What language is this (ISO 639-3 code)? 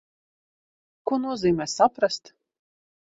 lav